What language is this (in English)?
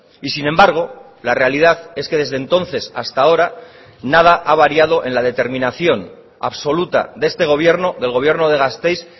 Spanish